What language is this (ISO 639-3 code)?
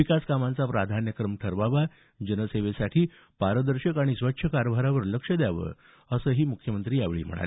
mar